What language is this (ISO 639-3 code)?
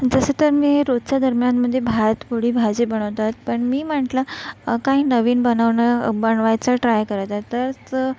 mar